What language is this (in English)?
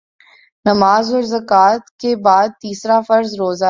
Urdu